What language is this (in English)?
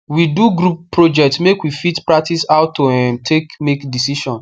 Nigerian Pidgin